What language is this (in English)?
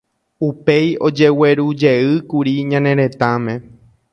Guarani